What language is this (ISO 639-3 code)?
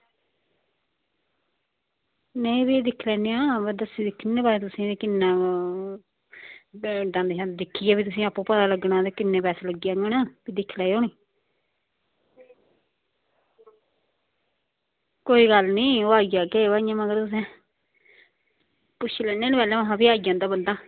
doi